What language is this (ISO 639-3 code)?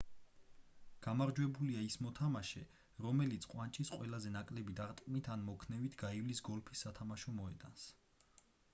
kat